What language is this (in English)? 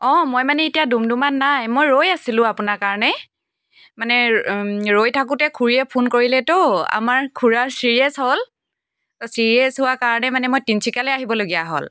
Assamese